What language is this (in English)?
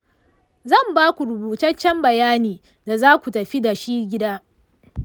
Hausa